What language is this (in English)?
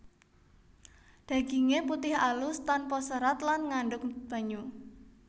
Javanese